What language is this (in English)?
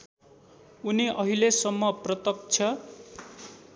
Nepali